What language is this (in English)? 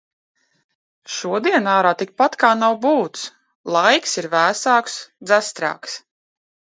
Latvian